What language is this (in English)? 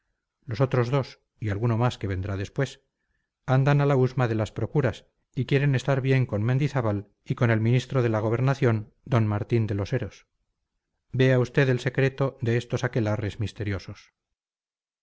Spanish